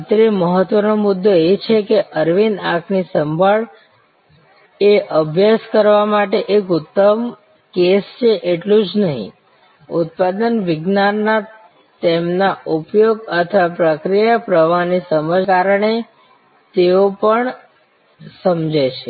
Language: Gujarati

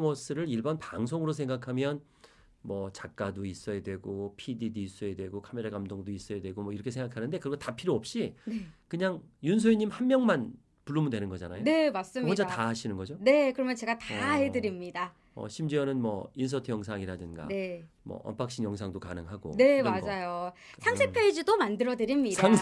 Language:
Korean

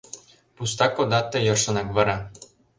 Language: Mari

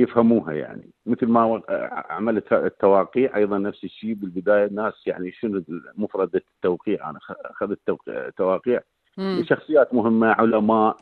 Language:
Arabic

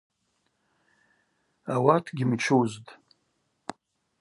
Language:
Abaza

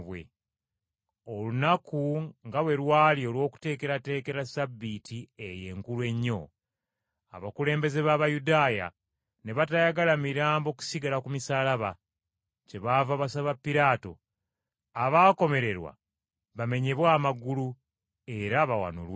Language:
Ganda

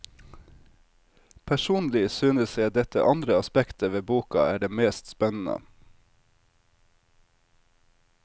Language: Norwegian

